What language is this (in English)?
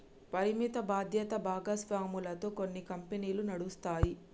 Telugu